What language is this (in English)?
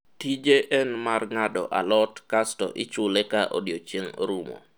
Luo (Kenya and Tanzania)